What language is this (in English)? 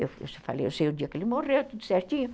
Portuguese